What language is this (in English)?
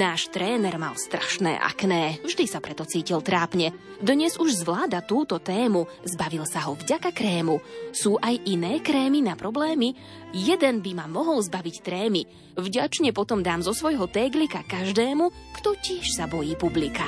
Slovak